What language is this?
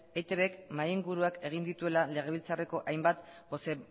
Basque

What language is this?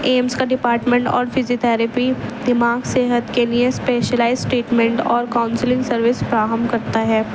Urdu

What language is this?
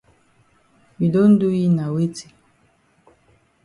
Cameroon Pidgin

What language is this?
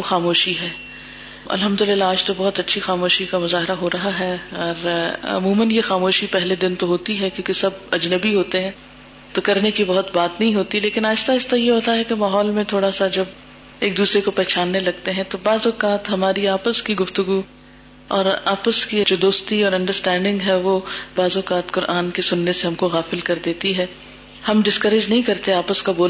Urdu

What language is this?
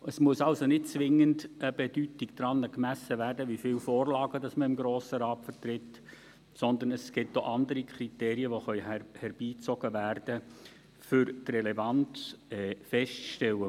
Swiss German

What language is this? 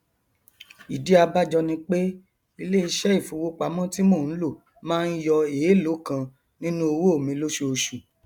Yoruba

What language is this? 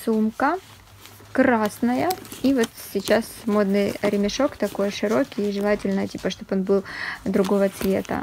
Russian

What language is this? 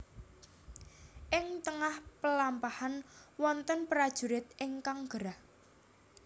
Javanese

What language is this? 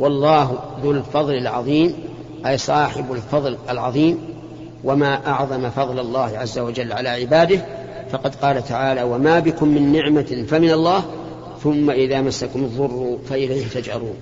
Arabic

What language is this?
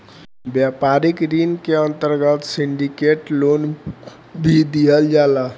Bhojpuri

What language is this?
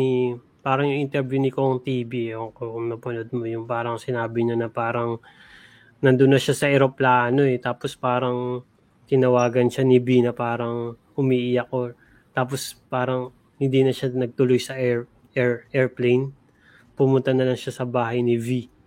Filipino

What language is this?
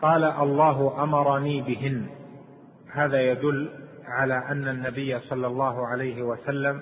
Arabic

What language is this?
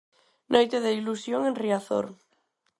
Galician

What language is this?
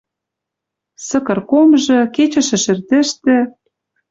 Western Mari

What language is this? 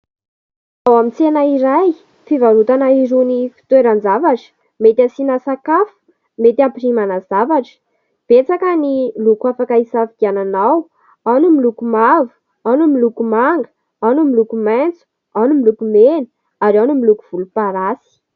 Malagasy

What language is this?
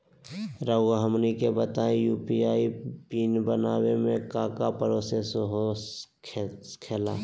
Magahi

